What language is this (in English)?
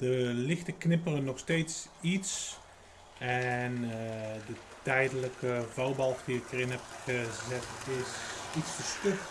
Dutch